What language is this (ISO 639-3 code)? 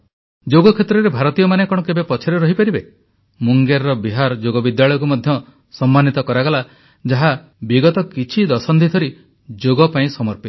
ori